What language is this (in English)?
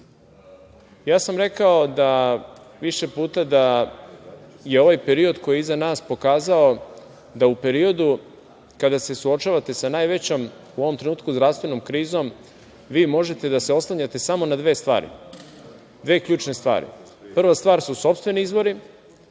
Serbian